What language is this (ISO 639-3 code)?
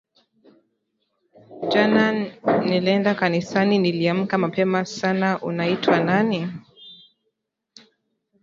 swa